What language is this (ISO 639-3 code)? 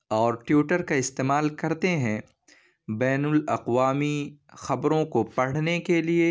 urd